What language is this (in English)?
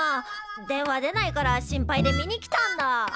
Japanese